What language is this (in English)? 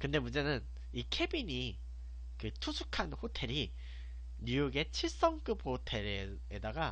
Korean